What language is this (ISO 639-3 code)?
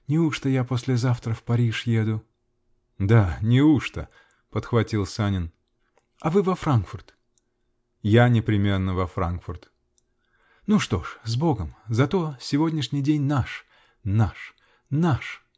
rus